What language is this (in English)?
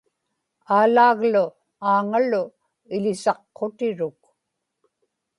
Inupiaq